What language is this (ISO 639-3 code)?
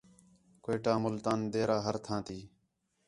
xhe